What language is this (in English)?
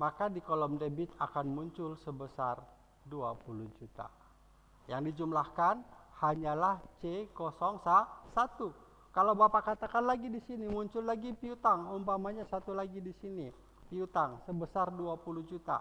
Indonesian